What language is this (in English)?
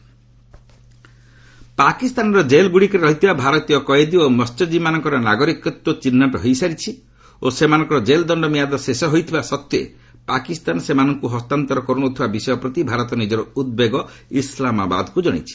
Odia